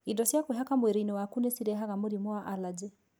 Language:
Kikuyu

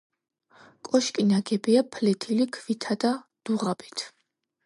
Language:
Georgian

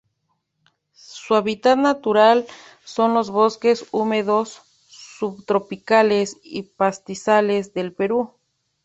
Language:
Spanish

